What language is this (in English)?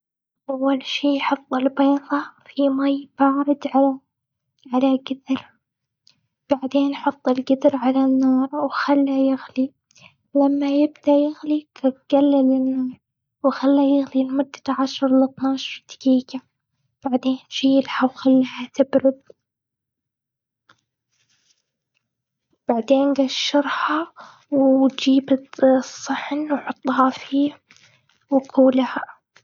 Gulf Arabic